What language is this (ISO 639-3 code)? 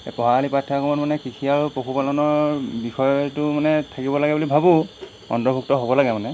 asm